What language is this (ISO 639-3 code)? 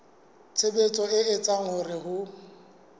sot